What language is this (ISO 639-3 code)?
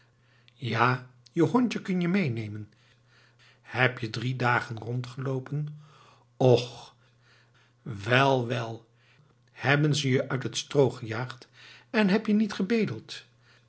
nld